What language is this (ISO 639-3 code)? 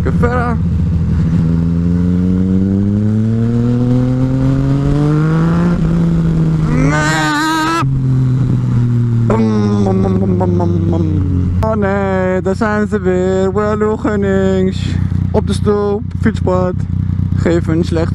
nld